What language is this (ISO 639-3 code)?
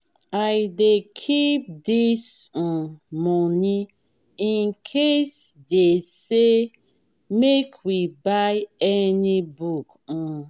pcm